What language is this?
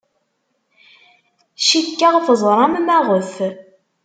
Kabyle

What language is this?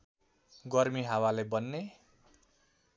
Nepali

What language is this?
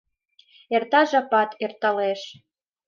Mari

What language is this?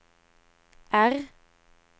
Norwegian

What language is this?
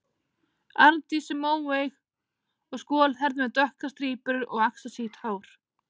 Icelandic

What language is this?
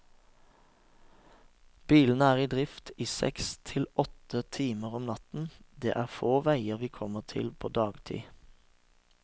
Norwegian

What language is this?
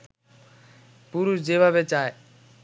Bangla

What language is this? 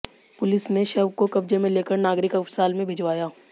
Hindi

